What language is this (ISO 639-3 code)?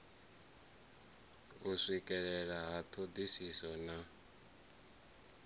ven